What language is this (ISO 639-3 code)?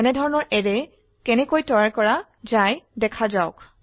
asm